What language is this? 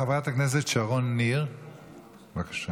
Hebrew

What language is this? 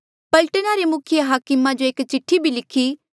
Mandeali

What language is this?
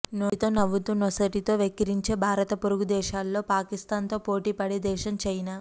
Telugu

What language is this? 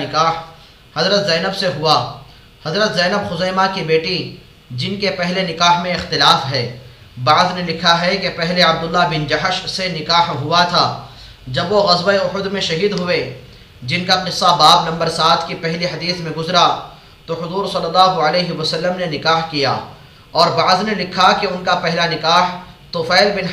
Arabic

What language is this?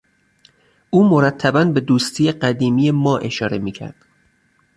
Persian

